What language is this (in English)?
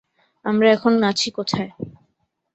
Bangla